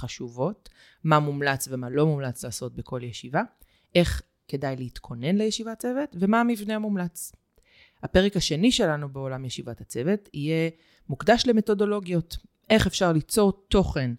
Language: Hebrew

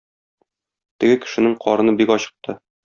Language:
Tatar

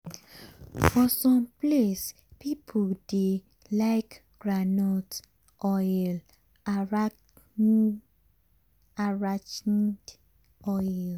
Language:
Nigerian Pidgin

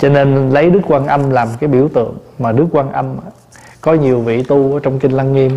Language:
Vietnamese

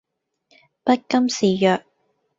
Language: Cantonese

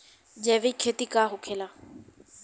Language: Bhojpuri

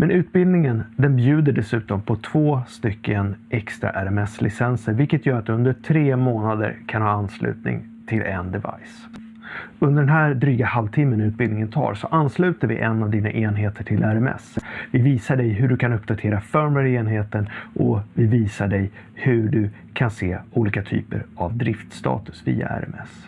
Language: Swedish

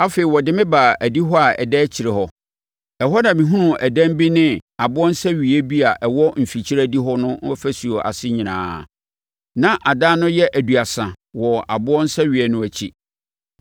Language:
Akan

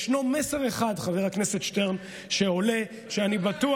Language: Hebrew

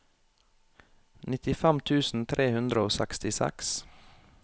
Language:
Norwegian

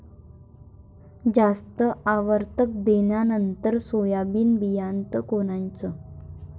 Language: Marathi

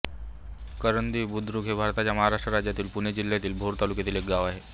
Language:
Marathi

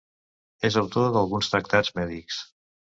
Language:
Catalan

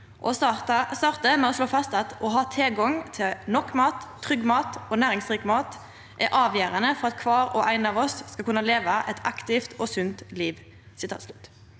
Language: Norwegian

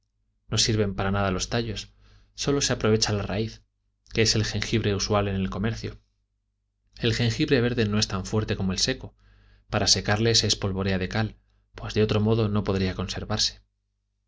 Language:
Spanish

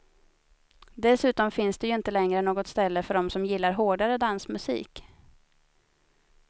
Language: Swedish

